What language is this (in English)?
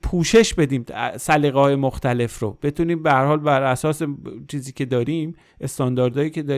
Persian